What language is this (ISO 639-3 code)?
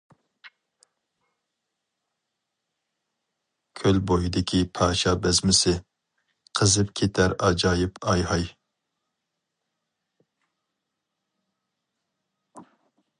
uig